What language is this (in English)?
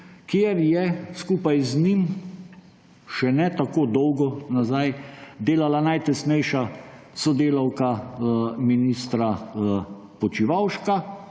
Slovenian